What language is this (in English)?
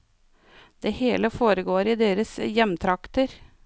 Norwegian